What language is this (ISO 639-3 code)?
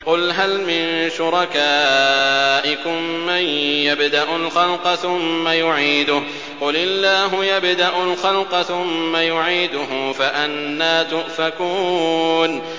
ara